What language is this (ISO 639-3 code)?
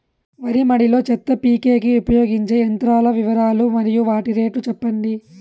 tel